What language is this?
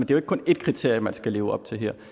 Danish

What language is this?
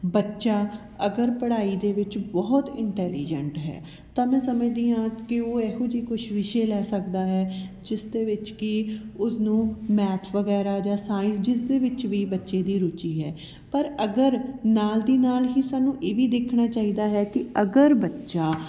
Punjabi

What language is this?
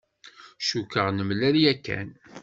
Kabyle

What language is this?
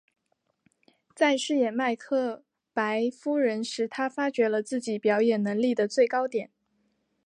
Chinese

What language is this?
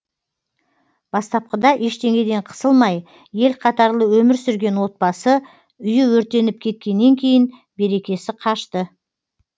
Kazakh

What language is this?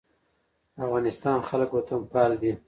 Pashto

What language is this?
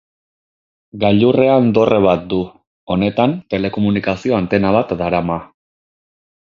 Basque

